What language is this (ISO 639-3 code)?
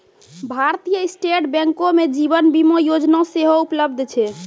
mai